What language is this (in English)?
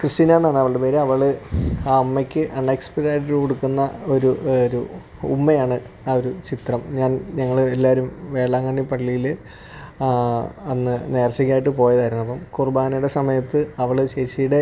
Malayalam